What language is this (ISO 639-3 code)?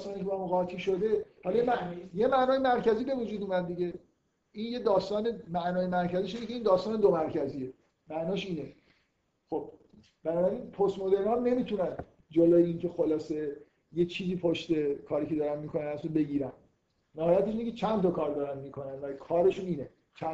fas